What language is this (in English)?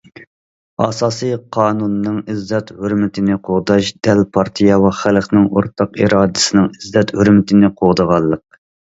Uyghur